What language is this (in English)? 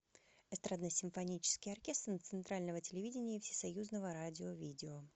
Russian